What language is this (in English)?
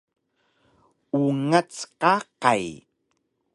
Taroko